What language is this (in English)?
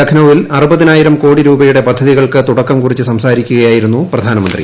Malayalam